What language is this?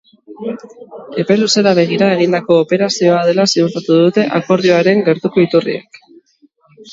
Basque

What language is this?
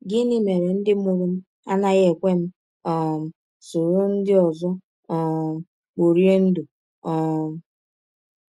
Igbo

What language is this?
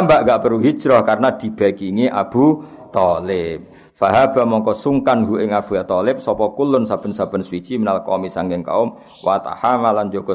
Malay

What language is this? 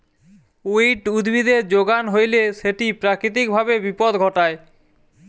Bangla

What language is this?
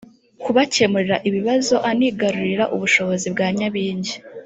Kinyarwanda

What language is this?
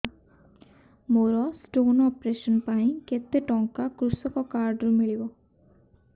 Odia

